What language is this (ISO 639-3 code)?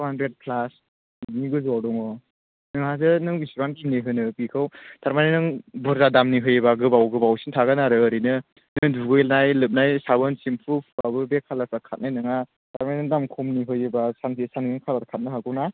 brx